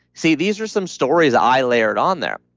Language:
English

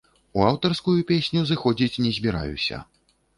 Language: Belarusian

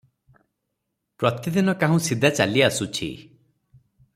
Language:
Odia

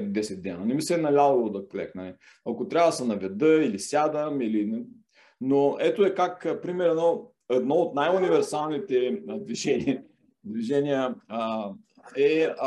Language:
Bulgarian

